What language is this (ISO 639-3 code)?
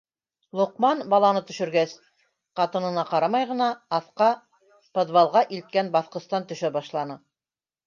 bak